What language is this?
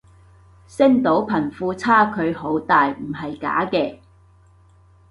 Cantonese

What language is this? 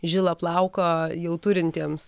Lithuanian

